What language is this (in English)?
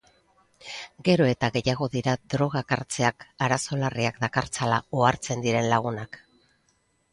Basque